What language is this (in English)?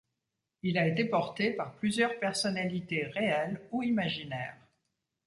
French